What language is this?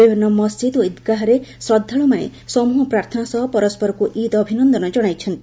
Odia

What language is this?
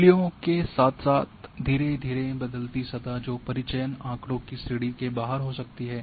Hindi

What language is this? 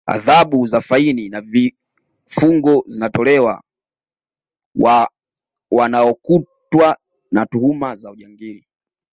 Swahili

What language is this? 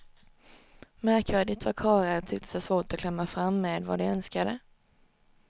Swedish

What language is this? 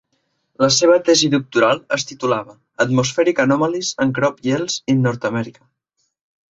Catalan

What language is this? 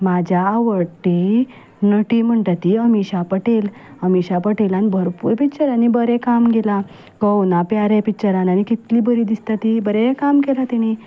Konkani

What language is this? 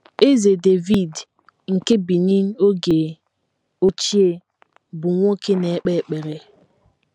Igbo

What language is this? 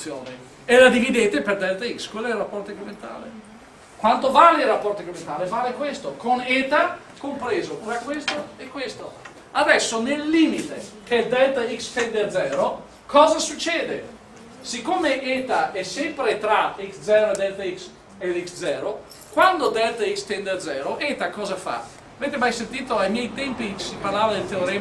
Italian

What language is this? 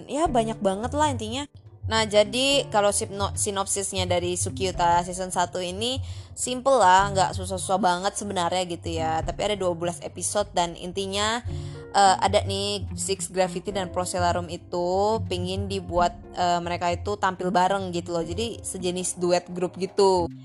Indonesian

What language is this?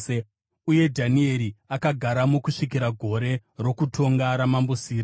Shona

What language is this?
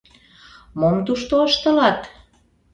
Mari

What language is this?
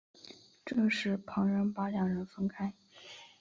Chinese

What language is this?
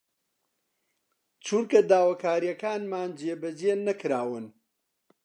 Central Kurdish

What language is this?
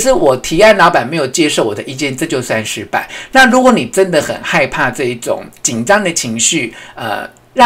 Chinese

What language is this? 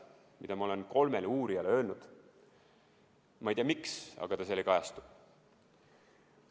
Estonian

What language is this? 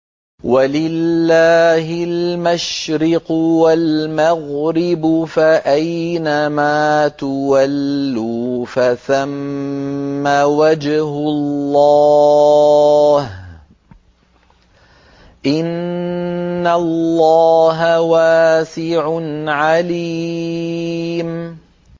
Arabic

